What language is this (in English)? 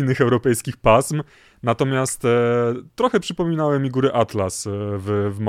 Polish